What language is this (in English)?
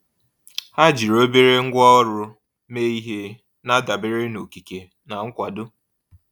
Igbo